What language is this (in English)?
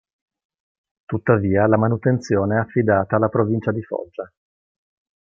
Italian